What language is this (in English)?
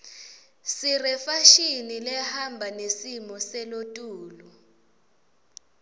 Swati